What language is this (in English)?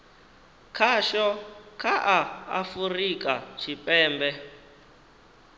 Venda